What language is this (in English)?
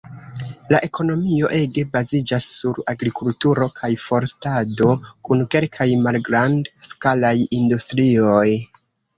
Esperanto